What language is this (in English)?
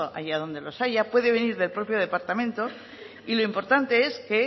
Spanish